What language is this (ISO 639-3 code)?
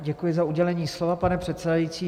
ces